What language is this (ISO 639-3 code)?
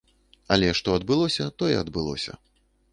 bel